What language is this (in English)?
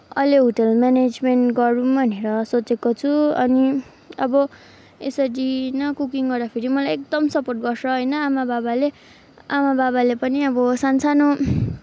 Nepali